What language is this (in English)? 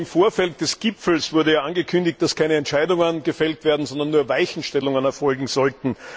German